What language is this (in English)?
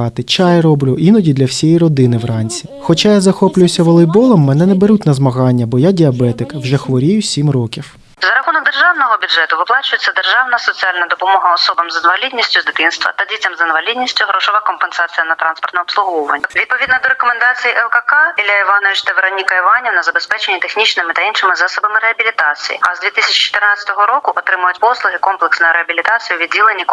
Ukrainian